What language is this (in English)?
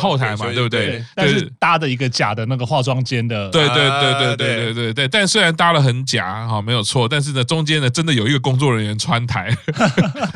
Chinese